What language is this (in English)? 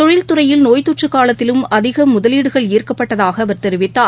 Tamil